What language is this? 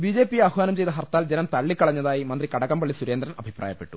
Malayalam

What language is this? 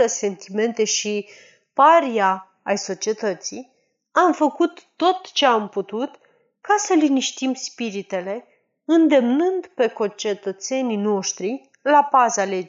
Romanian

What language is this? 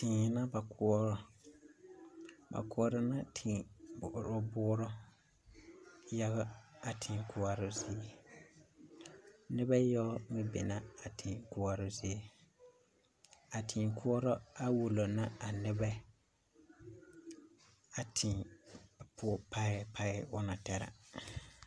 Southern Dagaare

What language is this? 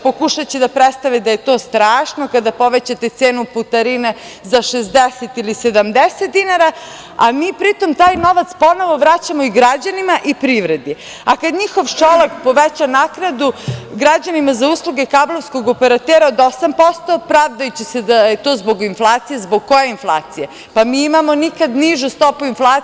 Serbian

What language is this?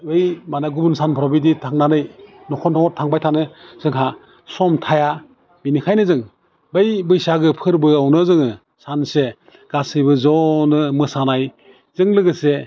Bodo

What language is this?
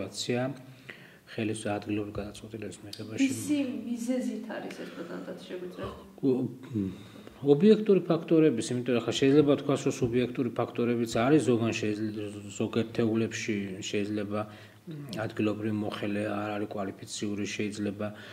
Romanian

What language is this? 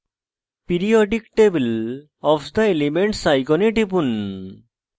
Bangla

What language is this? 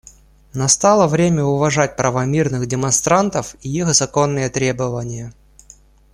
Russian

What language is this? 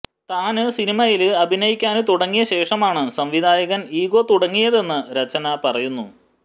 Malayalam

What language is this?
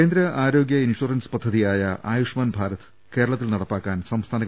Malayalam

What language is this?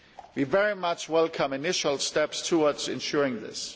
English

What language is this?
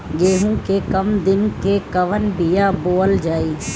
Bhojpuri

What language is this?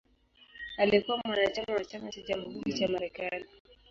Swahili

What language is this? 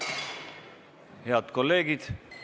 Estonian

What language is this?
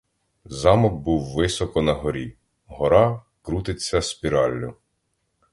Ukrainian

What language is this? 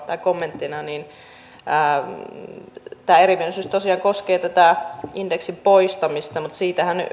Finnish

